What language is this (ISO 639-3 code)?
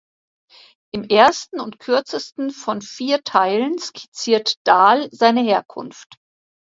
deu